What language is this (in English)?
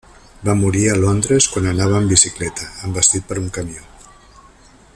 Catalan